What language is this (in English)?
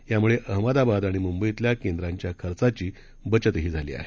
Marathi